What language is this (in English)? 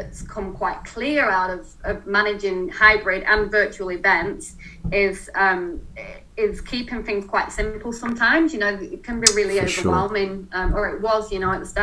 English